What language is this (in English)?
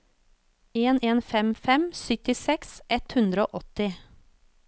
Norwegian